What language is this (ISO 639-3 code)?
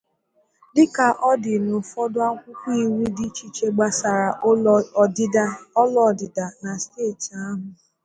ibo